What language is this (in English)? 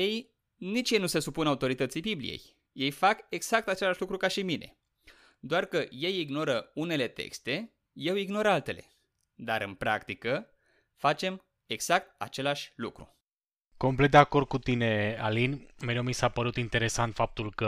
Romanian